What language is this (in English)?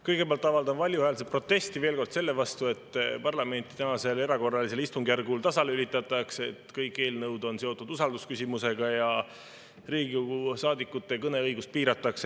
Estonian